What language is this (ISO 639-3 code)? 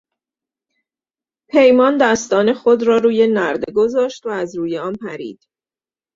fas